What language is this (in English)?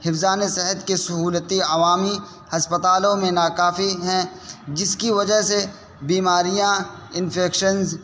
Urdu